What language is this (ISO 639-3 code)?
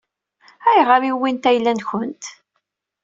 kab